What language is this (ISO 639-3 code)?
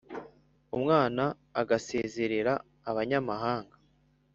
kin